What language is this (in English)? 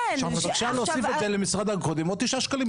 Hebrew